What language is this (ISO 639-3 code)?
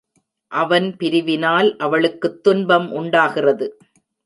tam